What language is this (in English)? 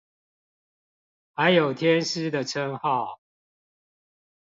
Chinese